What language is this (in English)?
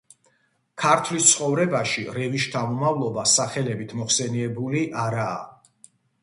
Georgian